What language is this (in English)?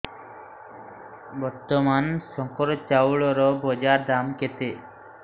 Odia